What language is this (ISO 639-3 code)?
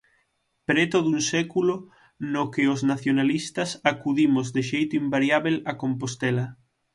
glg